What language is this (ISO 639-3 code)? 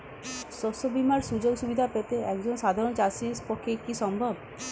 ben